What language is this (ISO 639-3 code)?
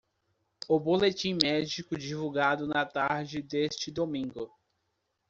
por